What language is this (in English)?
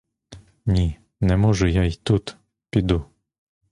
Ukrainian